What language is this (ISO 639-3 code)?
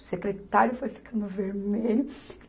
por